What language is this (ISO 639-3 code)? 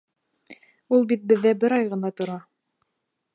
bak